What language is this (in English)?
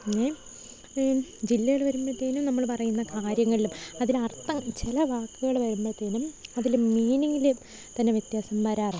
Malayalam